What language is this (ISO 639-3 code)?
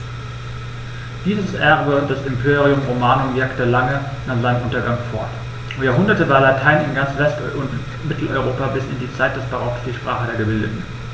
deu